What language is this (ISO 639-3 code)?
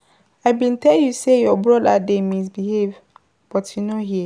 pcm